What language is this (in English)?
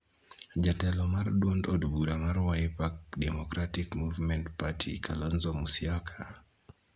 Luo (Kenya and Tanzania)